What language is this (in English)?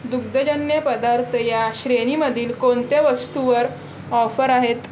Marathi